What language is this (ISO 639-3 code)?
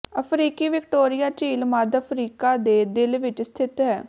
pan